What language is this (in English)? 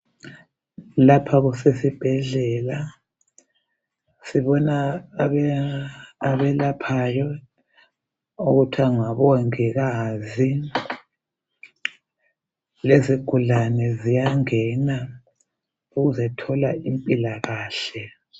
North Ndebele